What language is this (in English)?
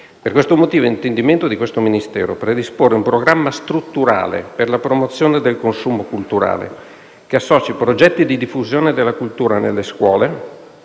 Italian